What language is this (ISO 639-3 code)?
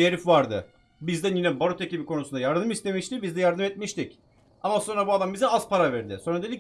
tur